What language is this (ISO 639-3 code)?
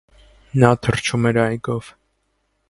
hye